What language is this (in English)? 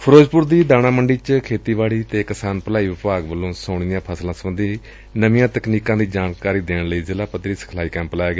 Punjabi